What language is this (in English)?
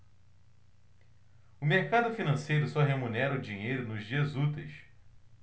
Portuguese